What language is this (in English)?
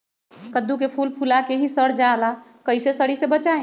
Magahi